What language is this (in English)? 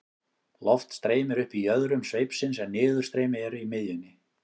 Icelandic